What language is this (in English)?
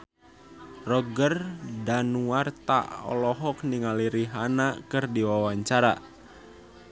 Sundanese